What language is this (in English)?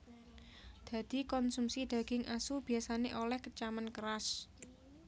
Javanese